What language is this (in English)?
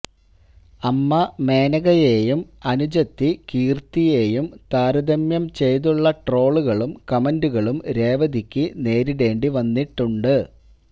Malayalam